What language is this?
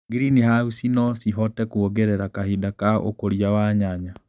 Kikuyu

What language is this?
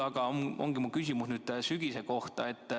Estonian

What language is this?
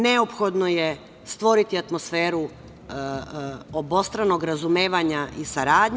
Serbian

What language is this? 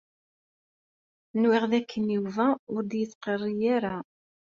Kabyle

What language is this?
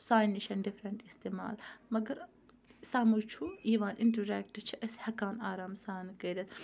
Kashmiri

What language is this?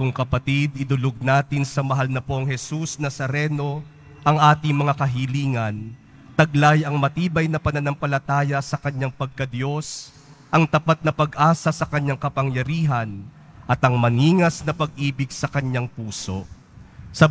Filipino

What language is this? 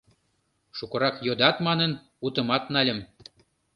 Mari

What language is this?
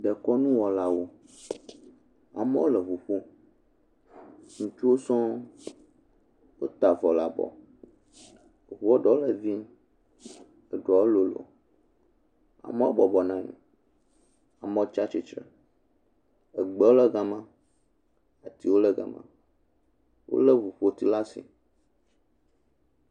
Ewe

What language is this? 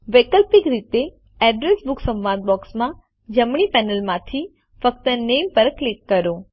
Gujarati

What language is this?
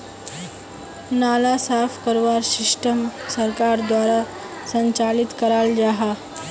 Magahi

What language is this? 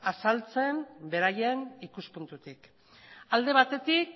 Basque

